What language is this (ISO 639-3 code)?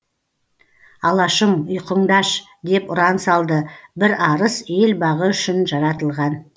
kaz